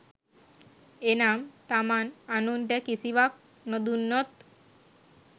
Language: Sinhala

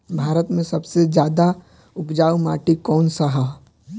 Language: Bhojpuri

